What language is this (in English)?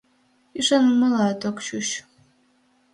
Mari